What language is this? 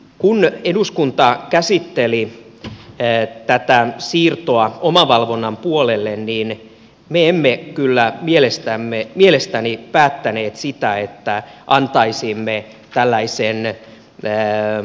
Finnish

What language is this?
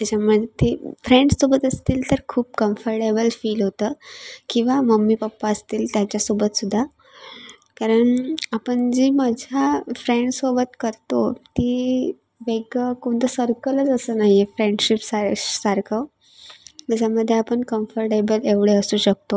Marathi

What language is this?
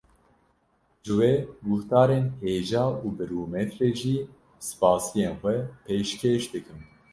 Kurdish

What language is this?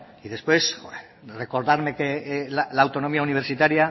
Spanish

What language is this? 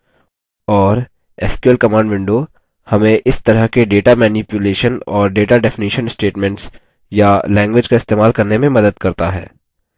Hindi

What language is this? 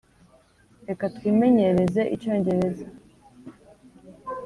Kinyarwanda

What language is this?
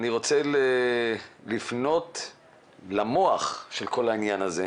Hebrew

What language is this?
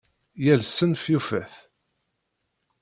Kabyle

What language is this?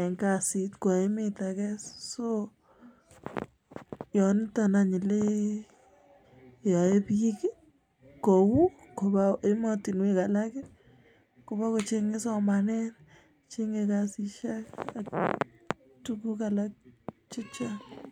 Kalenjin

